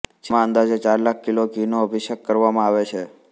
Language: Gujarati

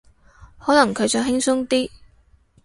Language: Cantonese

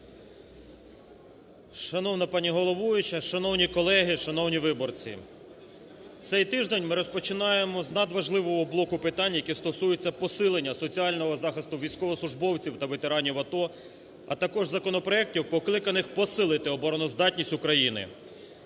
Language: Ukrainian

